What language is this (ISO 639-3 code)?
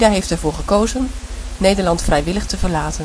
nld